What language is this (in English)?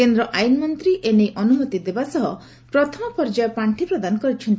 Odia